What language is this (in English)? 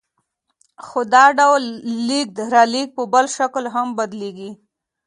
Pashto